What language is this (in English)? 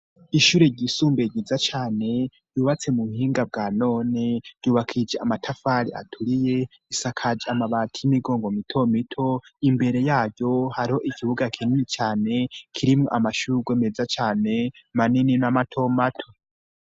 Rundi